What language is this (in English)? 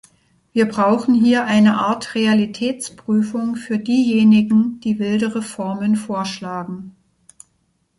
German